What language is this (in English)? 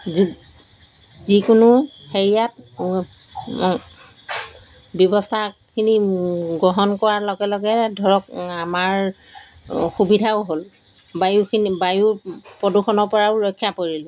Assamese